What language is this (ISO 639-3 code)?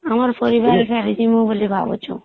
ori